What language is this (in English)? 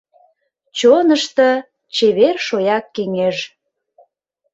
Mari